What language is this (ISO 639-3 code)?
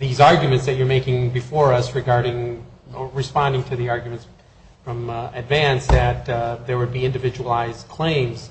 eng